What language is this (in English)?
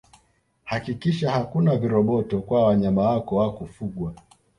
Swahili